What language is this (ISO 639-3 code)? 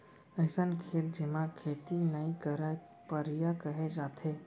hne